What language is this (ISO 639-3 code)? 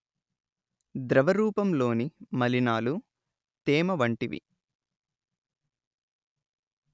tel